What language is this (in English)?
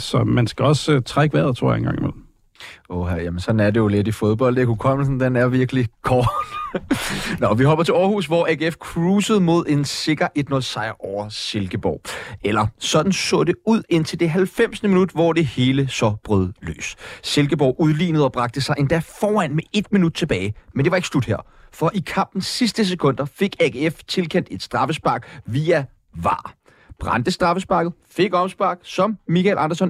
Danish